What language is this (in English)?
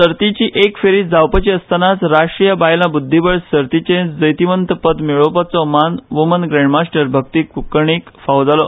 Konkani